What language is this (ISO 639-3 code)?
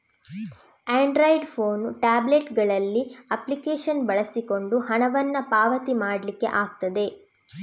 kan